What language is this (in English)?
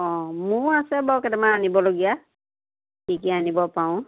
Assamese